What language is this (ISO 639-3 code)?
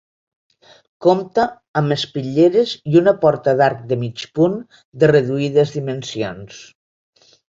cat